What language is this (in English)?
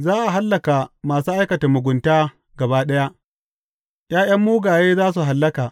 Hausa